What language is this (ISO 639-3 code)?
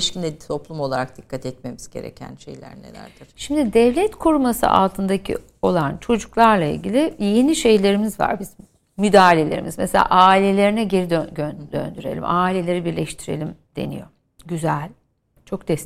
tur